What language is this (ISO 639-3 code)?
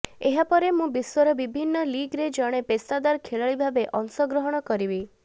ori